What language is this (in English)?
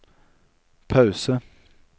Norwegian